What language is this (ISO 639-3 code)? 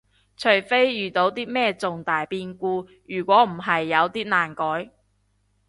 yue